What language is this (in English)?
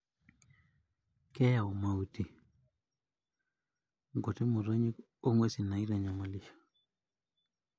Masai